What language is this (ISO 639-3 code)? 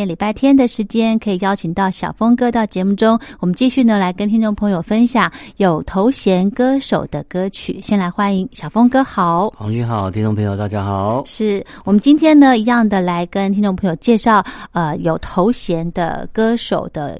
zho